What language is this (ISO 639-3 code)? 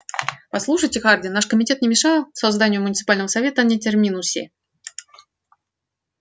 rus